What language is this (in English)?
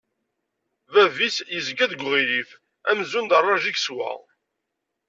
Kabyle